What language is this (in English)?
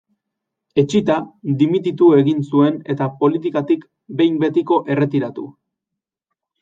Basque